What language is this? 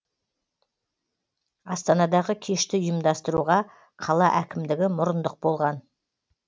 Kazakh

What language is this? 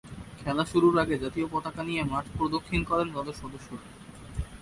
Bangla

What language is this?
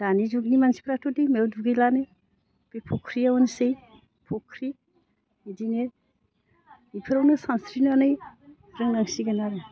Bodo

